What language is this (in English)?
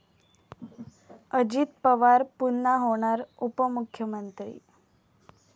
Marathi